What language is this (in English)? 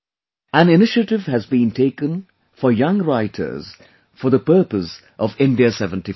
English